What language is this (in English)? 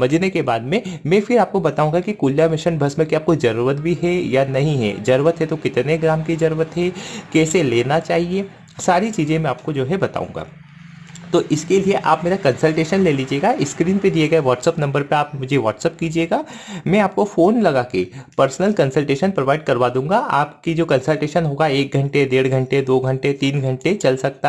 Hindi